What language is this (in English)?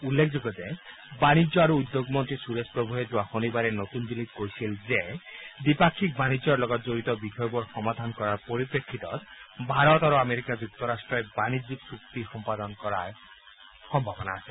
Assamese